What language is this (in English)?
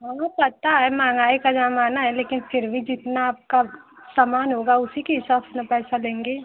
Hindi